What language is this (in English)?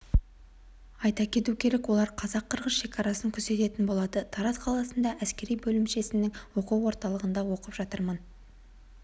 Kazakh